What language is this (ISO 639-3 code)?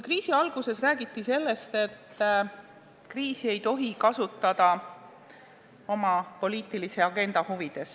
est